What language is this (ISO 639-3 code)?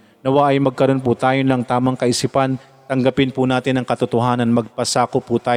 fil